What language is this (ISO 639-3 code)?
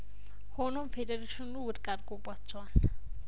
amh